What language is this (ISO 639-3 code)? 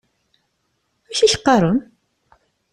kab